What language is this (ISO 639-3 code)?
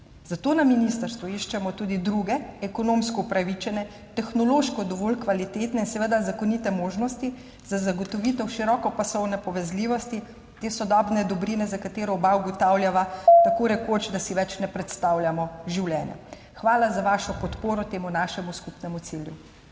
slv